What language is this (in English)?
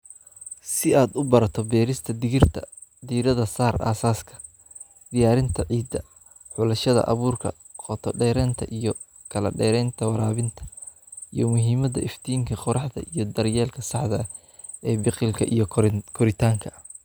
Somali